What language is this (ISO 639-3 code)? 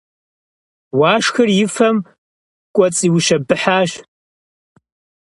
kbd